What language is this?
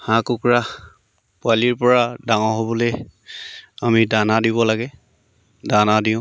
Assamese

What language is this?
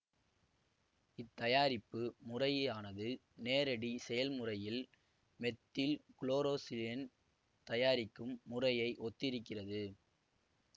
Tamil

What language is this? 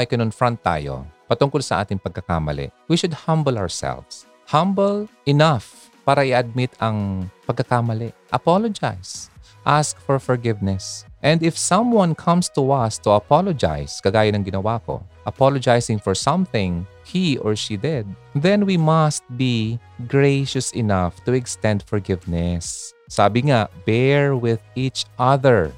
Filipino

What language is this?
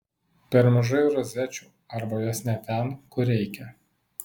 Lithuanian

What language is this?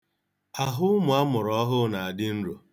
Igbo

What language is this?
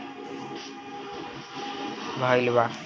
Bhojpuri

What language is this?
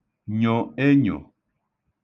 Igbo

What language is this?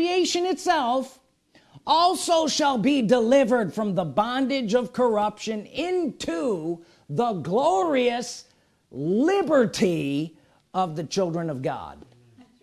English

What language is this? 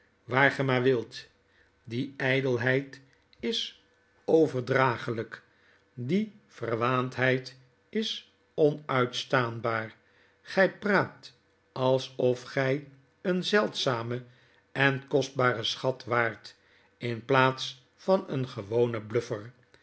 Dutch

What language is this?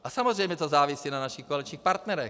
Czech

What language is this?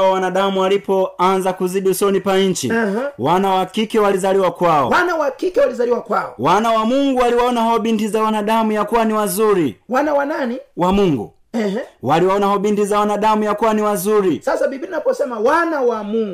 Swahili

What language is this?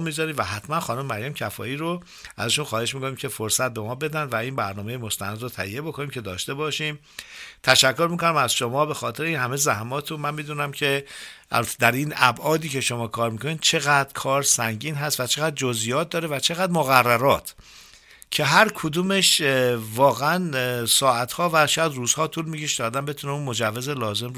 Persian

